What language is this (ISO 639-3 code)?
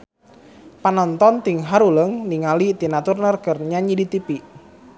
sun